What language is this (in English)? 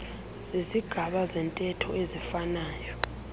Xhosa